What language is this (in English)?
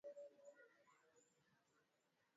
Swahili